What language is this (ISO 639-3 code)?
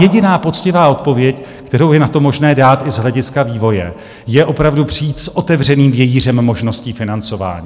ces